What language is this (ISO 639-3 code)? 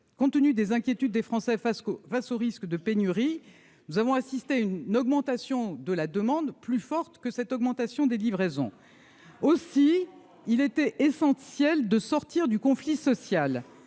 fra